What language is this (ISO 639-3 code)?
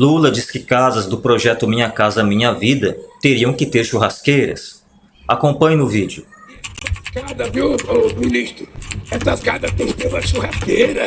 por